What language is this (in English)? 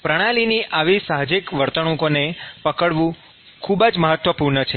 Gujarati